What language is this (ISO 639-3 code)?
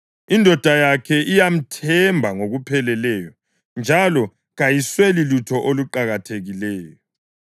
nde